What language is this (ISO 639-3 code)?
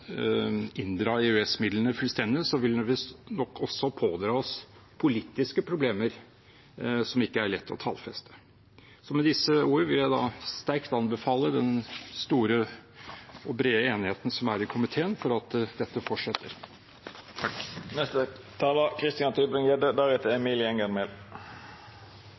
nob